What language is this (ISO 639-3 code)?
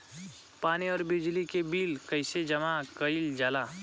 bho